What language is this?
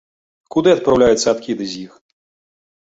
Belarusian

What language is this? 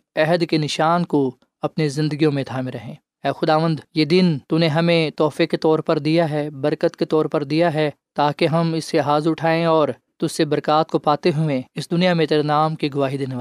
Urdu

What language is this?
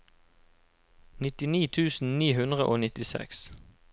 Norwegian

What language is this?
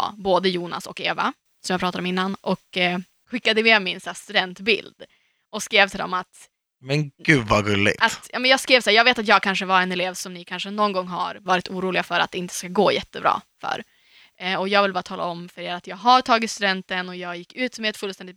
Swedish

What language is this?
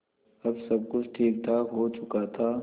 Hindi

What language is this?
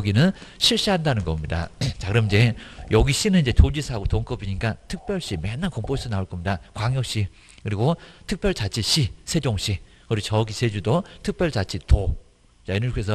Korean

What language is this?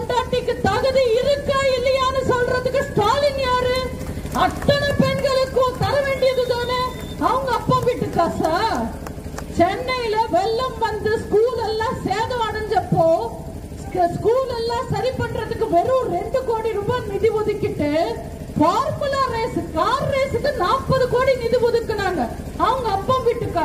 Tamil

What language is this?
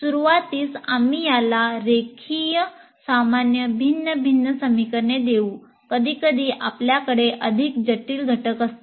Marathi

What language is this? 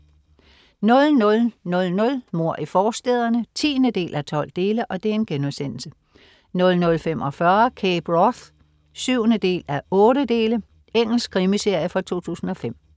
Danish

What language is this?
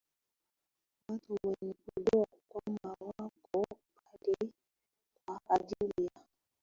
Swahili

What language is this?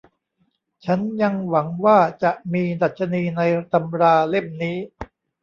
Thai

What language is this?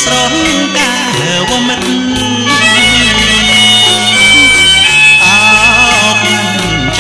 Arabic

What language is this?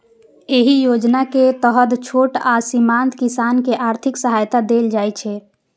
Maithili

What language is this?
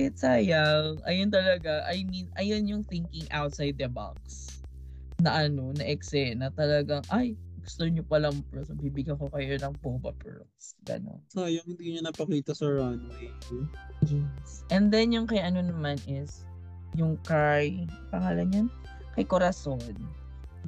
Filipino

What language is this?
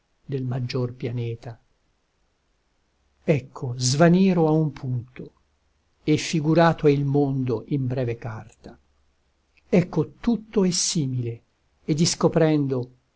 Italian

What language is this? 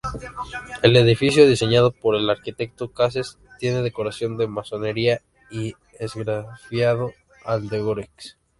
Spanish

